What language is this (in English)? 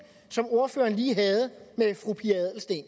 Danish